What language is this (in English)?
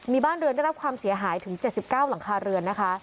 Thai